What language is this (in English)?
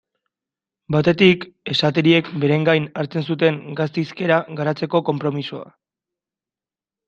Basque